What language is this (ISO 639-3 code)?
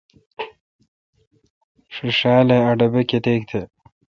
xka